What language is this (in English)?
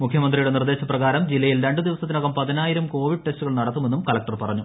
Malayalam